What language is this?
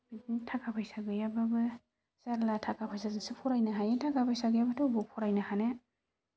Bodo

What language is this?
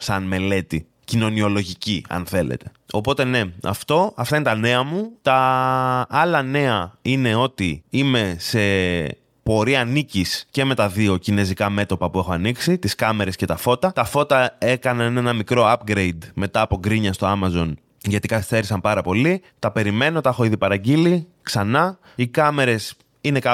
Greek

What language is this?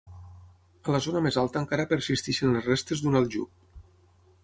Catalan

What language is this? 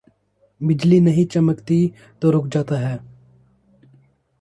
Urdu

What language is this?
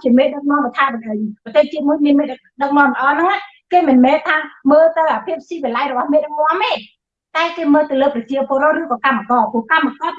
Vietnamese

